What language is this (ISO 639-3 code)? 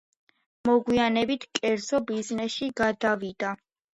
kat